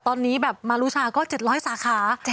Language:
Thai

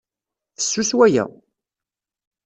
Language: Kabyle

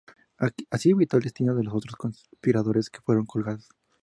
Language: Spanish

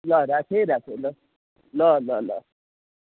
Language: Nepali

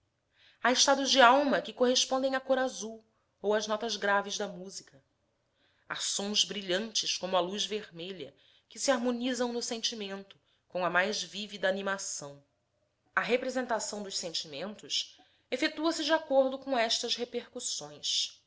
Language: Portuguese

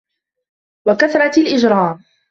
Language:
Arabic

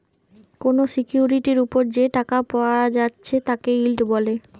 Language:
Bangla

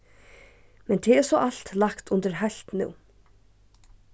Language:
Faroese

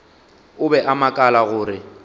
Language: Northern Sotho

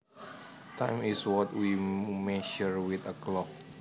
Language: Javanese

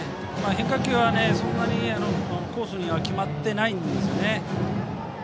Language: Japanese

